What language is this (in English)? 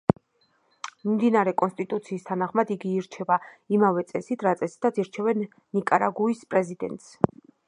Georgian